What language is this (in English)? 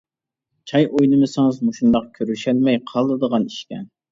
Uyghur